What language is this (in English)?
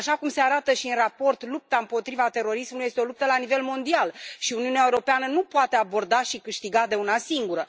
Romanian